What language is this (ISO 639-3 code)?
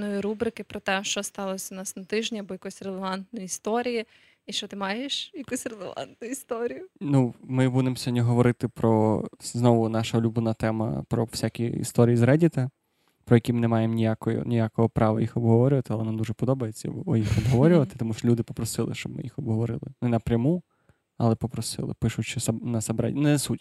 ukr